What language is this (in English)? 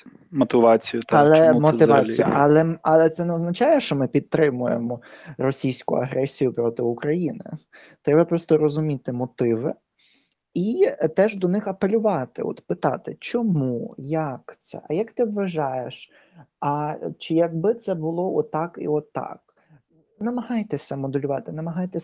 Ukrainian